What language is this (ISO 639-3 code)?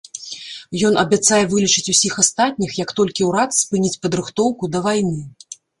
bel